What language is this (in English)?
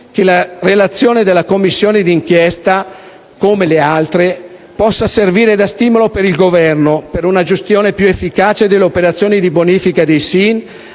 Italian